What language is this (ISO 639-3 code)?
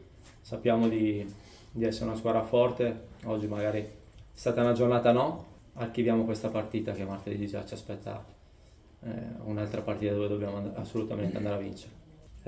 ita